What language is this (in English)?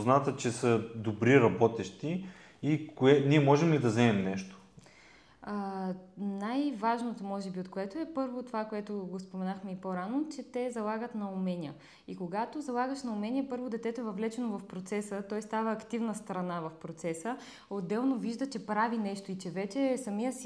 Bulgarian